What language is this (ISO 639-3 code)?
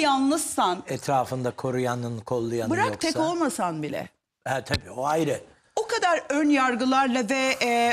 tur